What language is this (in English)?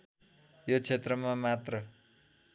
Nepali